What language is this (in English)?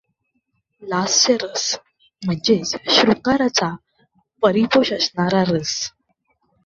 Marathi